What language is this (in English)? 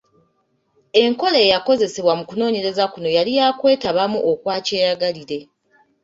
Ganda